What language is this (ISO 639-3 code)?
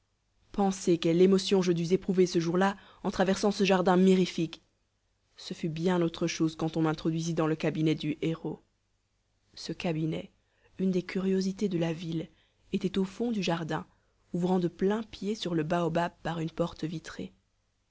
fra